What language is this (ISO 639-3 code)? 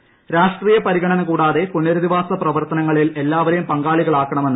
mal